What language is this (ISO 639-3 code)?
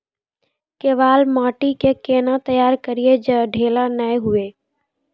mai